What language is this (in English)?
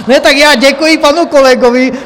Czech